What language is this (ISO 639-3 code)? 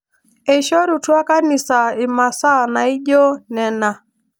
mas